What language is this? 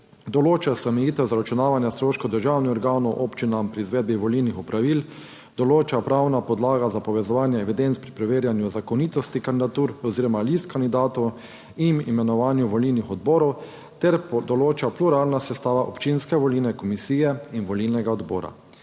Slovenian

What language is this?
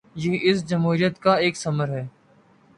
Urdu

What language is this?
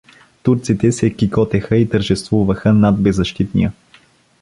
Bulgarian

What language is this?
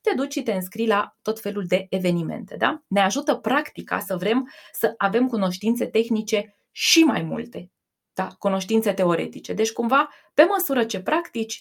Romanian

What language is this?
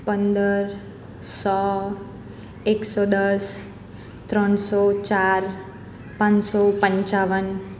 Gujarati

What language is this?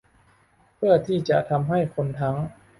Thai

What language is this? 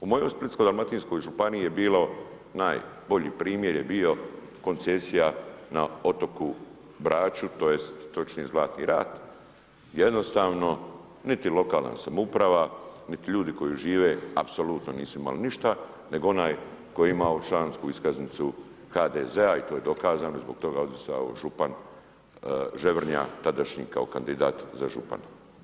Croatian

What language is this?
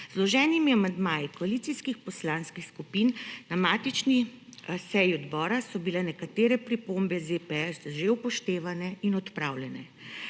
Slovenian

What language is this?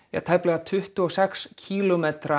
Icelandic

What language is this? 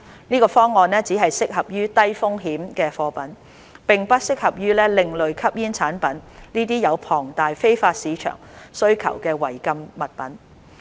Cantonese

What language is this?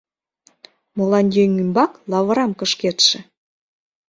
Mari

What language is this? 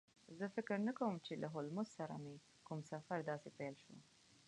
Pashto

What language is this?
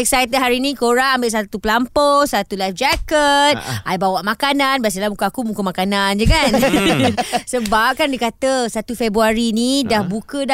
Malay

